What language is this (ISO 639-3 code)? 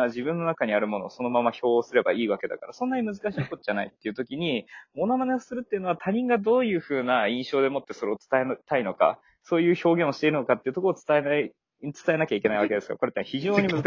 jpn